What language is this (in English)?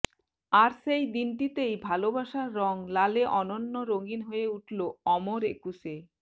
Bangla